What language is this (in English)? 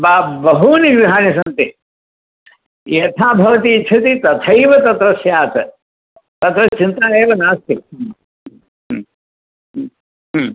Sanskrit